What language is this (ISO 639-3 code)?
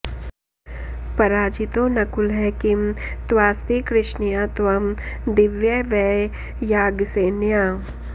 san